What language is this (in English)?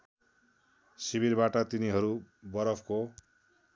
Nepali